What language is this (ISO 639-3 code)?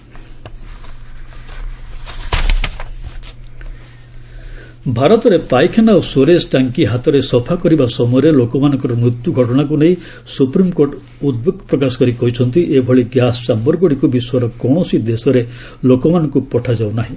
ori